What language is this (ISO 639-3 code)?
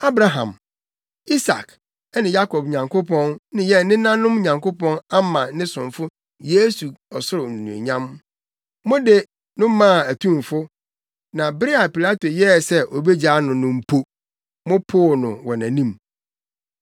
aka